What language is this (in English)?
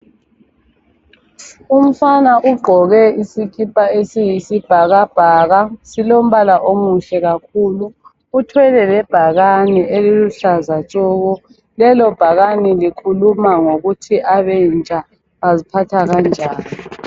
North Ndebele